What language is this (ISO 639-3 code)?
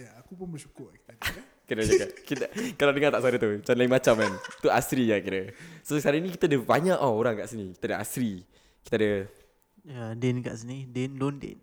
msa